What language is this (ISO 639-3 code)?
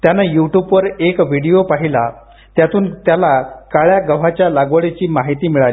mar